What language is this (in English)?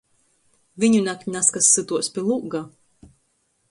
Latgalian